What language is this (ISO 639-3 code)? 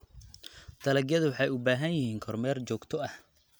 som